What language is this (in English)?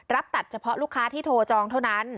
Thai